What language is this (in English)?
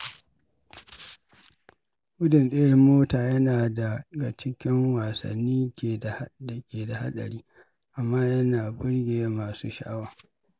Hausa